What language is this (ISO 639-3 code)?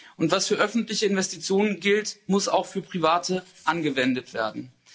deu